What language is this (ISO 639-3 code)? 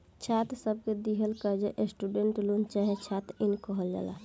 bho